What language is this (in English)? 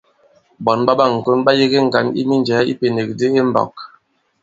Bankon